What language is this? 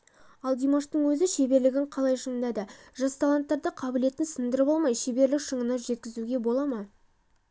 Kazakh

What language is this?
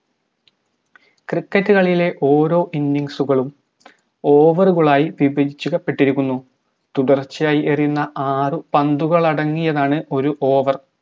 Malayalam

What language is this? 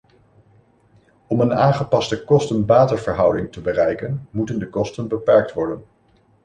Dutch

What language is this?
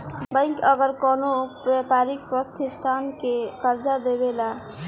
Bhojpuri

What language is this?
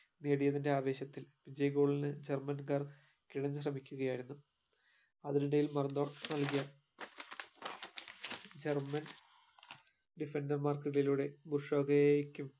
Malayalam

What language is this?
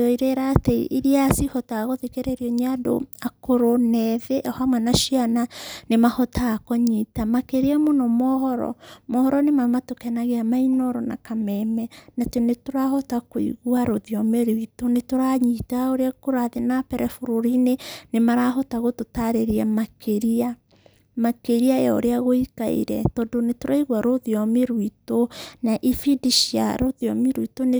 Kikuyu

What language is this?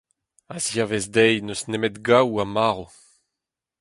Breton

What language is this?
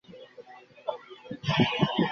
Bangla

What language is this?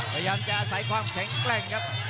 Thai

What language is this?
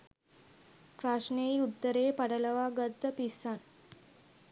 Sinhala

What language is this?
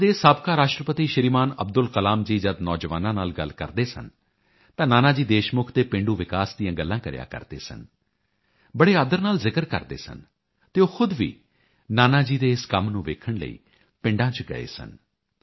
Punjabi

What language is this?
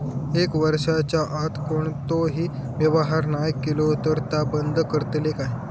Marathi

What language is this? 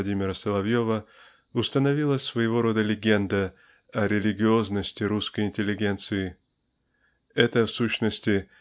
Russian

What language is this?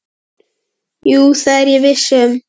Icelandic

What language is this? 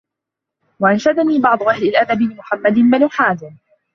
Arabic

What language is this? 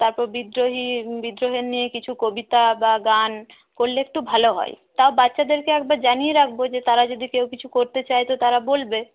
Bangla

